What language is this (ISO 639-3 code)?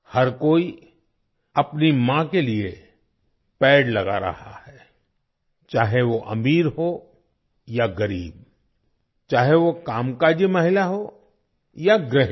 hin